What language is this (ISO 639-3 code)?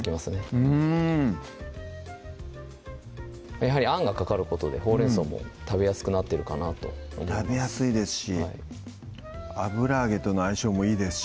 jpn